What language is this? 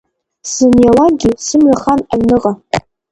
Abkhazian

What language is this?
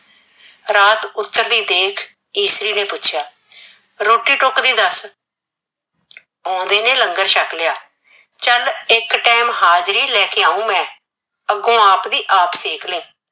Punjabi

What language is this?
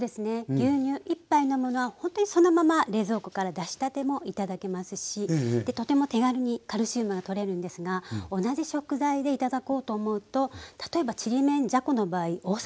Japanese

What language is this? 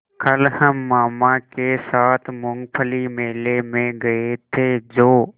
Hindi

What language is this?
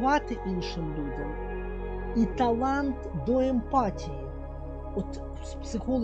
Ukrainian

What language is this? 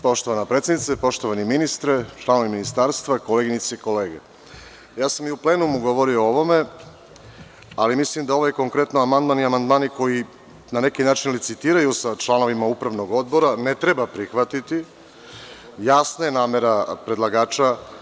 Serbian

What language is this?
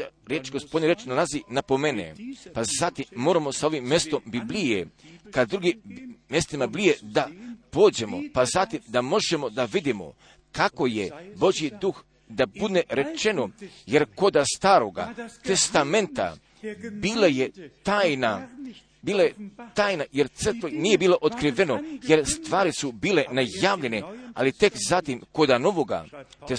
Croatian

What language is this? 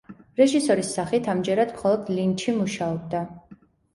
Georgian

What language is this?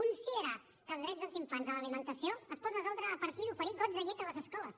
Catalan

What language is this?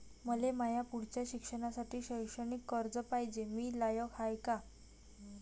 Marathi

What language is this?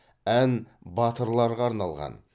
Kazakh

